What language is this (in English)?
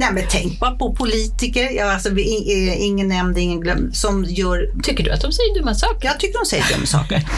Swedish